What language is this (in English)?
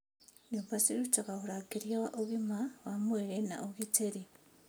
Kikuyu